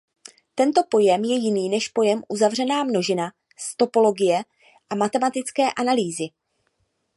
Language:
Czech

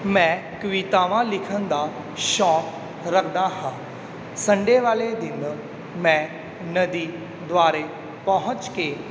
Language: Punjabi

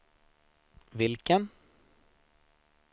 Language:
Swedish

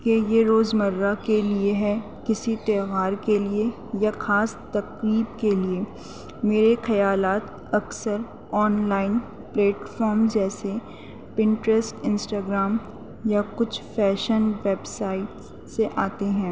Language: Urdu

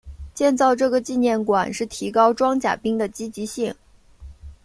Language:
Chinese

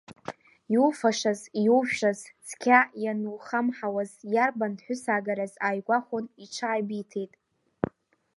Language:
Abkhazian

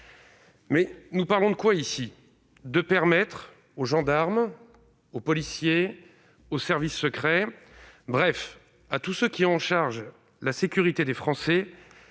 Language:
French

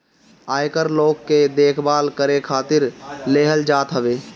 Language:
Bhojpuri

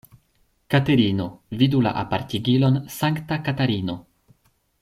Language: Esperanto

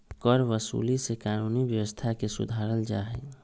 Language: Magahi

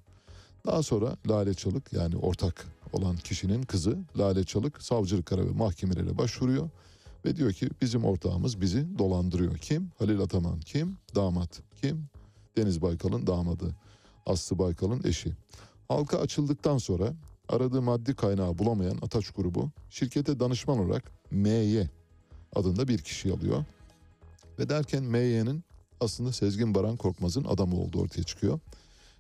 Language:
Turkish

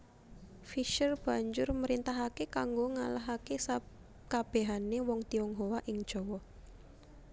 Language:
Javanese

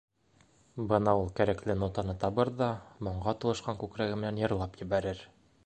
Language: Bashkir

